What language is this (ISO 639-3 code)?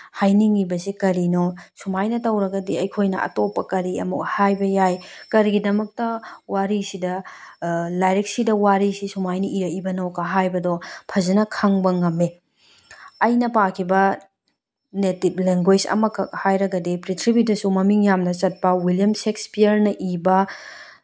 mni